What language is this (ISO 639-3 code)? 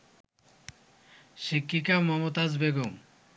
ben